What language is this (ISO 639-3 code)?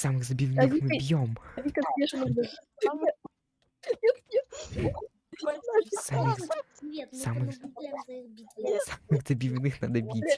rus